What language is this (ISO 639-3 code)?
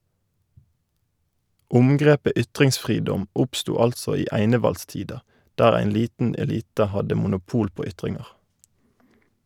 nor